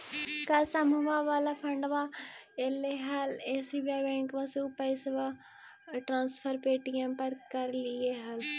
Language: Magahi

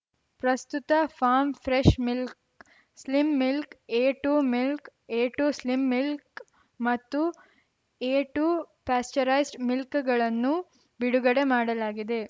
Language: Kannada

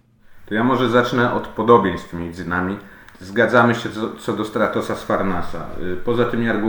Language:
Polish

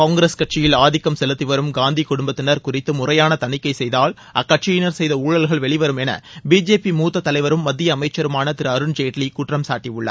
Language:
Tamil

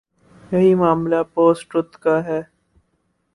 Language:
Urdu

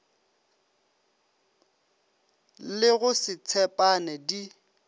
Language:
Northern Sotho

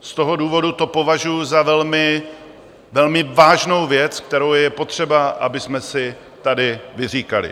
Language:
Czech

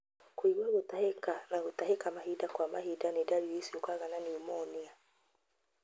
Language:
Kikuyu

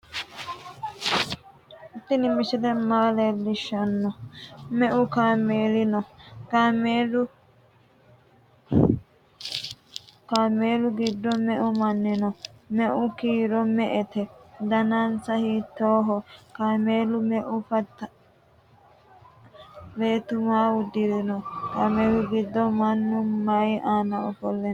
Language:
Sidamo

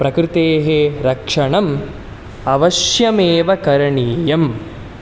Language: Sanskrit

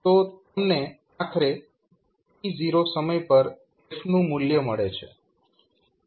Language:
Gujarati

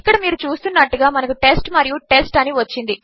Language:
Telugu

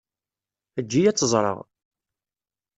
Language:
Kabyle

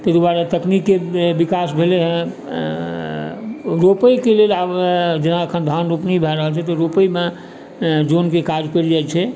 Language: Maithili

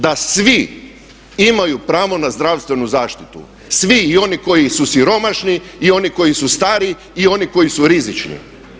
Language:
Croatian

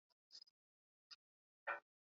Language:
Swahili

